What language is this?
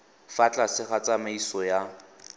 Tswana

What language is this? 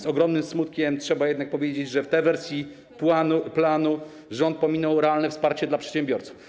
Polish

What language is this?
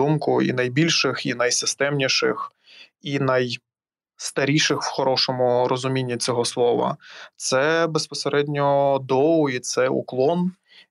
Ukrainian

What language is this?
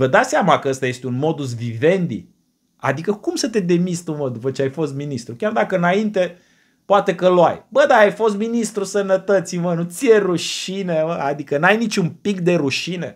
Romanian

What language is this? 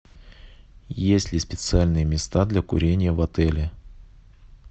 Russian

